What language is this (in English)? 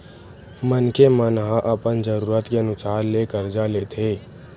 Chhattisgarhi